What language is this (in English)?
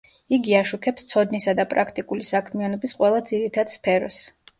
Georgian